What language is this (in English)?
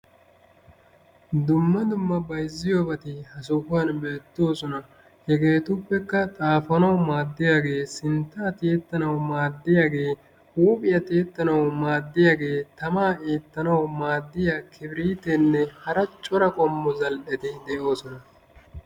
Wolaytta